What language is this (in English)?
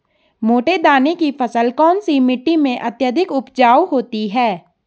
Hindi